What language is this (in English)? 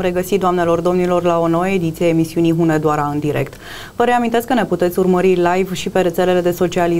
Romanian